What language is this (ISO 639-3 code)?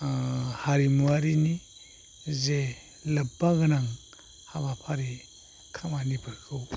brx